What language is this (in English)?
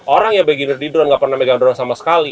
Indonesian